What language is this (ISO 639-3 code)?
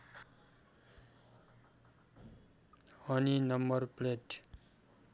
nep